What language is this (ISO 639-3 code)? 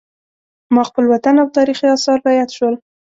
pus